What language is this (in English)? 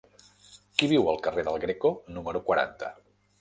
Catalan